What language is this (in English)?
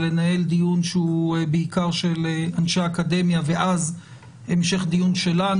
Hebrew